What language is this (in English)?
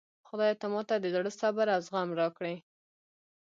Pashto